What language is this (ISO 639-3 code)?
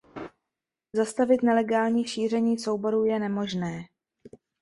ces